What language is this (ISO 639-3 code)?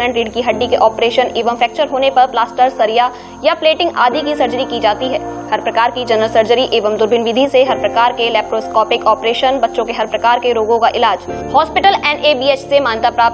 hin